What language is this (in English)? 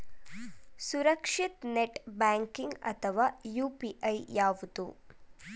Kannada